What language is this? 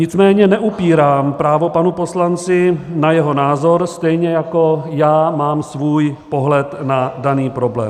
Czech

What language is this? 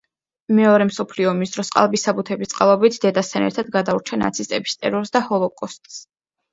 Georgian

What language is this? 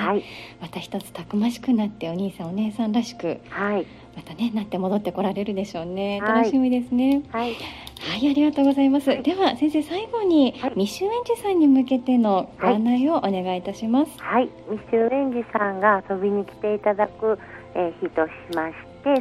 Japanese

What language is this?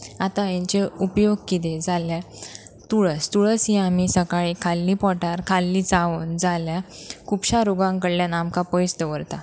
Konkani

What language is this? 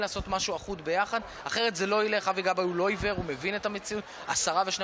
Hebrew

